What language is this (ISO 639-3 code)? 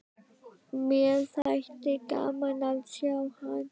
isl